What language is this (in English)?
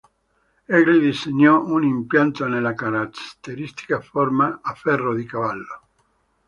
Italian